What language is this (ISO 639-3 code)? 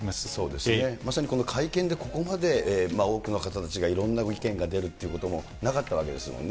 jpn